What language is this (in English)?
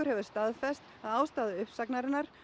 Icelandic